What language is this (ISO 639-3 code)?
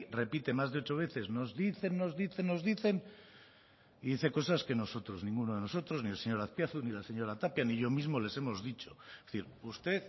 spa